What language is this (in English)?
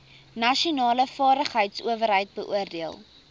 Afrikaans